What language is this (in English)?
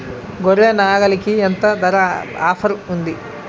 Telugu